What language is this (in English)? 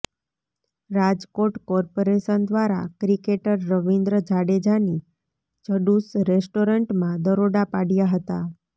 Gujarati